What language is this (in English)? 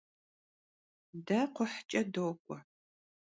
Kabardian